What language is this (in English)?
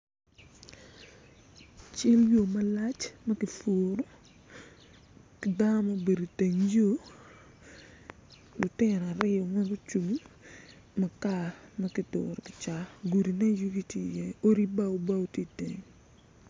Acoli